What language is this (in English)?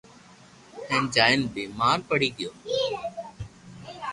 Loarki